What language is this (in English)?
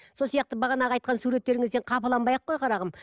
Kazakh